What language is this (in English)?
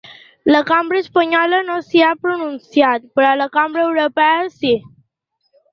Catalan